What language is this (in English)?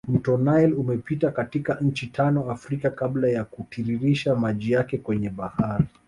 Swahili